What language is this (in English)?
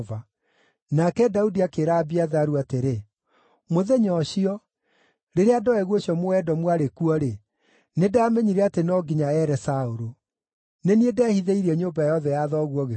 Kikuyu